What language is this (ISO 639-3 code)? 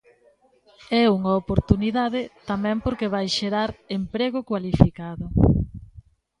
glg